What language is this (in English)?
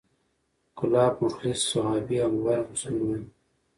Pashto